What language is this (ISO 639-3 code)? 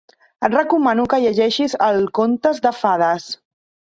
cat